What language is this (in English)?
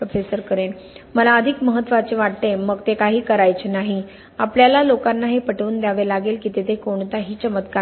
Marathi